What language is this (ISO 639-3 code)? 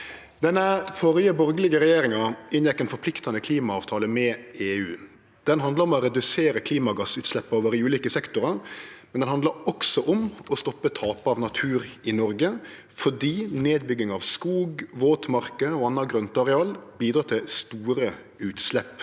nor